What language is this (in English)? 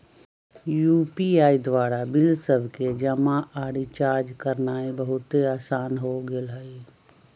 Magahi